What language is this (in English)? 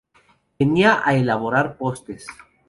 Spanish